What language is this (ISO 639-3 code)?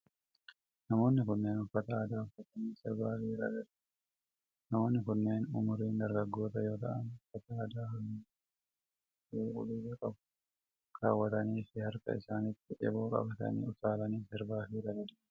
orm